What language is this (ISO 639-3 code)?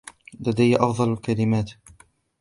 ara